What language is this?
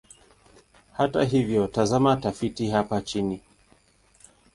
Swahili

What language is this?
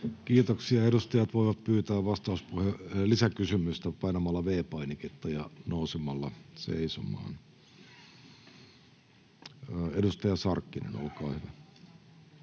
Finnish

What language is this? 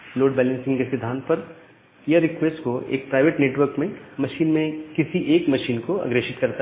Hindi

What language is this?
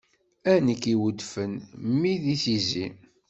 Kabyle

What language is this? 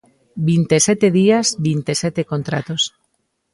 Galician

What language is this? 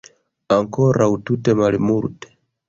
Esperanto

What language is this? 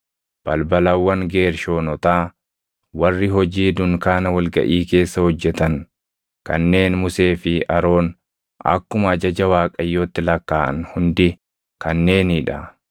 Oromo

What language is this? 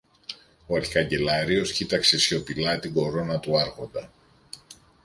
Greek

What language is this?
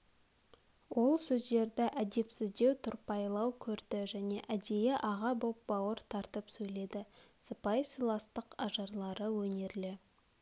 Kazakh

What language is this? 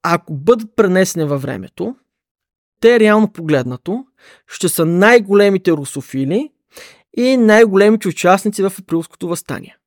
Bulgarian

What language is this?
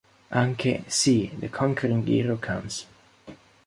Italian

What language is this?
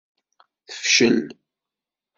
Kabyle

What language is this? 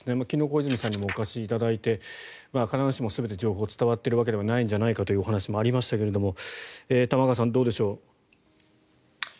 Japanese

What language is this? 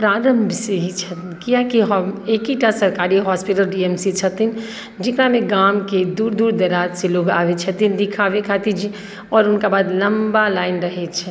Maithili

